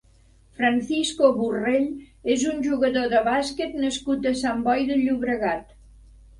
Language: Catalan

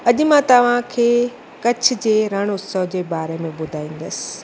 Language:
Sindhi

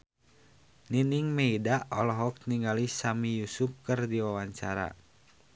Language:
Sundanese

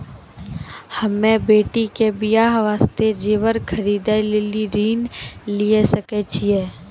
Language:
Maithili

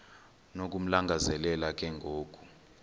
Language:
Xhosa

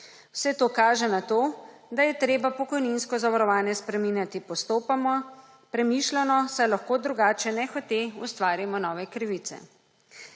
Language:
Slovenian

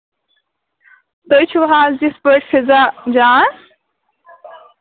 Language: Kashmiri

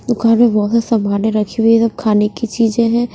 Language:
Hindi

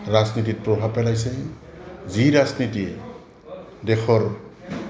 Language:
Assamese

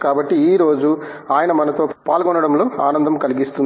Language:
Telugu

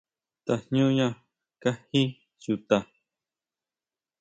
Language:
Huautla Mazatec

